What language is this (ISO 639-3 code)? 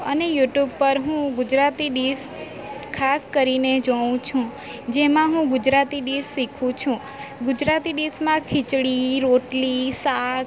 guj